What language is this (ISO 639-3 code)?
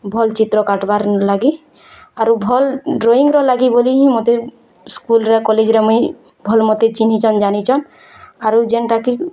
ori